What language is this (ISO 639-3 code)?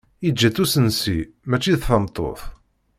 kab